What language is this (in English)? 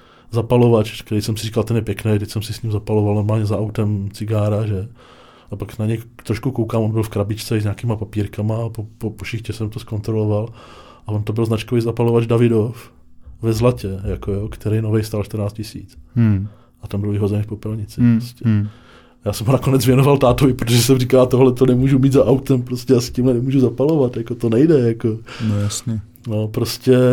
Czech